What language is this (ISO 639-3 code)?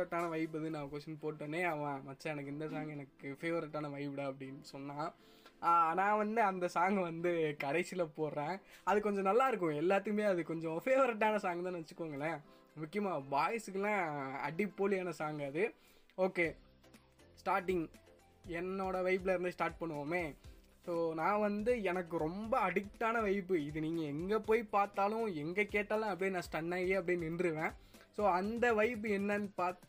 tam